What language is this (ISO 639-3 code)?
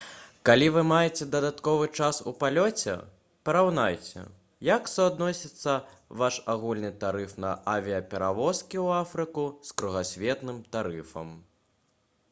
bel